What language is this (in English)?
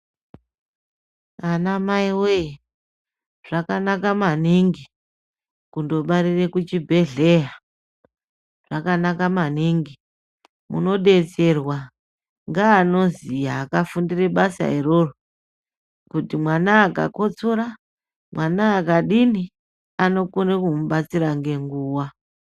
Ndau